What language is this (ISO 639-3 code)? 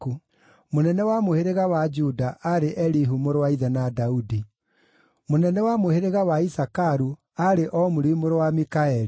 kik